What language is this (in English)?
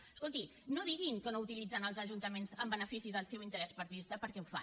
Catalan